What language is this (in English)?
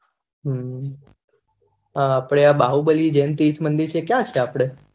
Gujarati